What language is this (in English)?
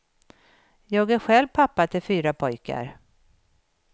Swedish